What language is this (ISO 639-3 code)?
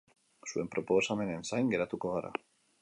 eus